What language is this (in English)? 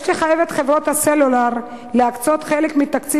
Hebrew